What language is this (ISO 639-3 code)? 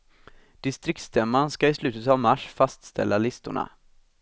swe